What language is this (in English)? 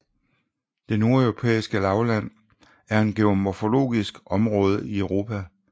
Danish